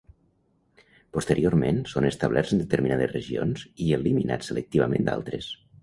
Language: Catalan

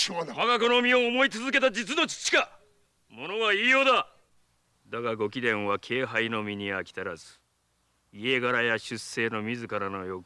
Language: Japanese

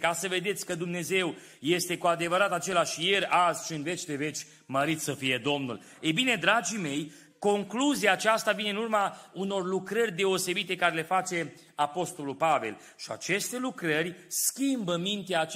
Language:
Romanian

